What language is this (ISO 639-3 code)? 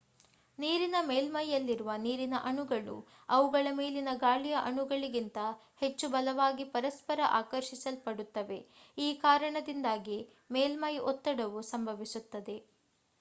kan